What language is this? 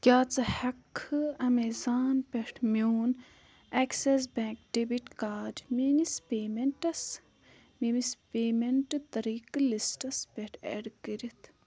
Kashmiri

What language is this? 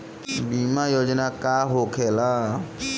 Bhojpuri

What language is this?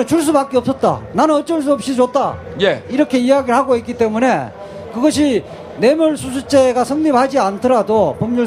Korean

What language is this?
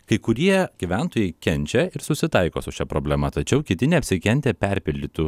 Lithuanian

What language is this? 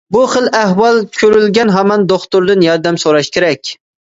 Uyghur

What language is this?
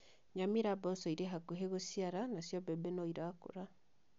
Kikuyu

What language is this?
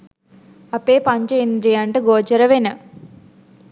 Sinhala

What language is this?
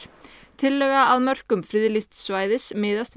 Icelandic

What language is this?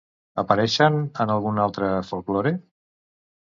Catalan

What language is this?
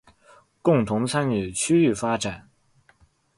Chinese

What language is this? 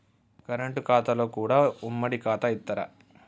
Telugu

